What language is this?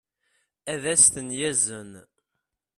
Kabyle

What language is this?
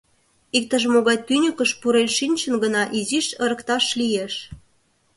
Mari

